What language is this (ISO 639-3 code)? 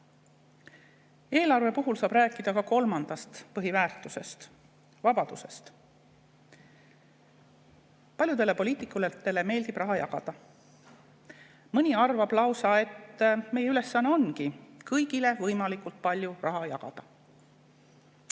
est